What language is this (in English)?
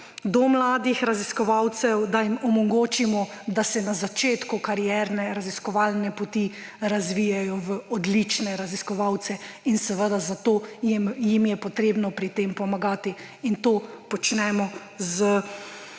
Slovenian